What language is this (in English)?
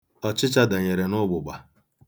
Igbo